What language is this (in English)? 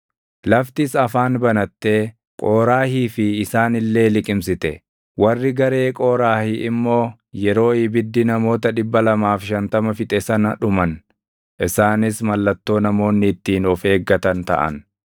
Oromo